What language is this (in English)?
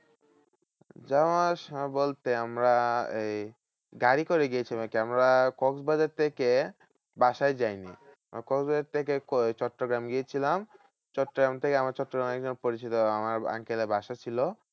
Bangla